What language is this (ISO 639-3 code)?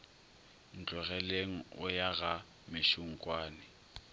nso